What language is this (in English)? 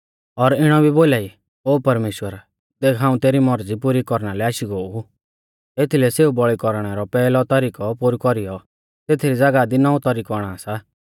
Mahasu Pahari